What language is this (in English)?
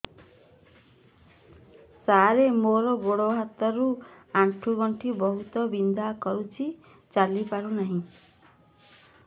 Odia